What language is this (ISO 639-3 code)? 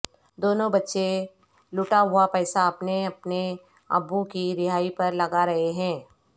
urd